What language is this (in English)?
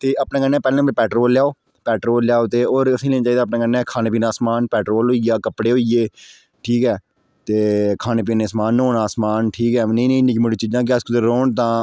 Dogri